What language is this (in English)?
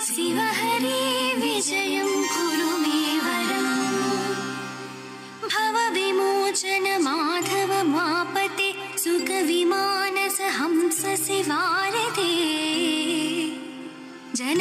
Kannada